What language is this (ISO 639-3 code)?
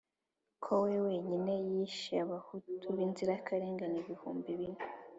kin